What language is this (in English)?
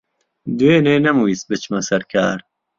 Central Kurdish